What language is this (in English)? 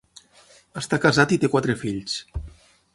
Catalan